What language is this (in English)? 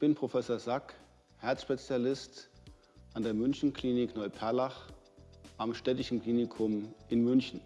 German